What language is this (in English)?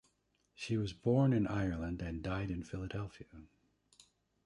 English